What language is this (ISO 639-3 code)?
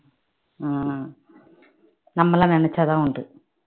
tam